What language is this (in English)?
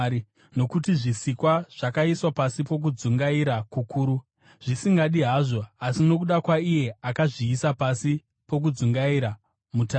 Shona